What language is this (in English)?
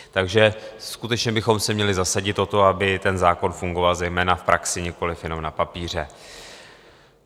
Czech